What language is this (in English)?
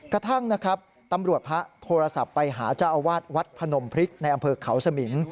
Thai